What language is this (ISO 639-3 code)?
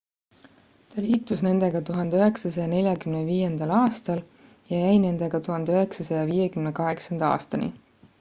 est